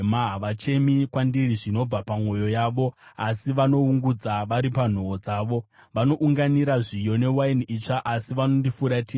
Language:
Shona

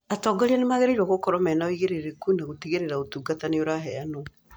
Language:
Kikuyu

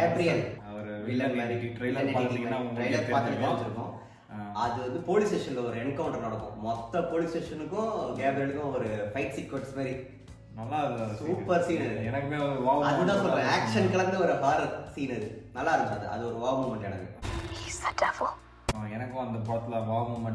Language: Tamil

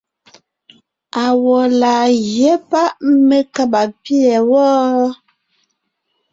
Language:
Ngiemboon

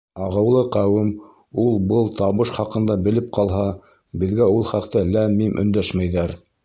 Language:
Bashkir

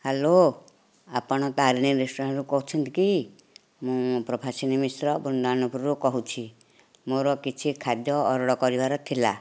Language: Odia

